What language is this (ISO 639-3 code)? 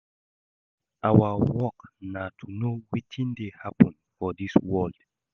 pcm